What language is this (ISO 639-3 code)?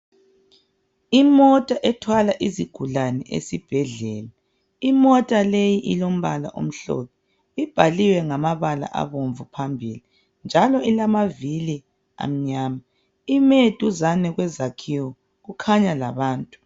nde